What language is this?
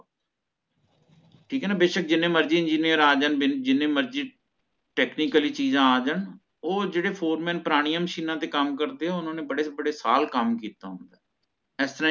Punjabi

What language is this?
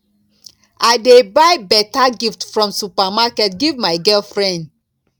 Nigerian Pidgin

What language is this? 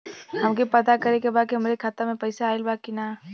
Bhojpuri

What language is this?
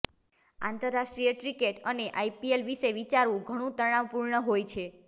Gujarati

